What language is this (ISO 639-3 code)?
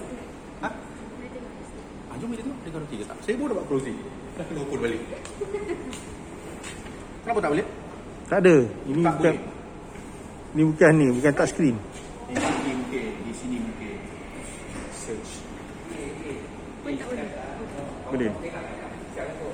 msa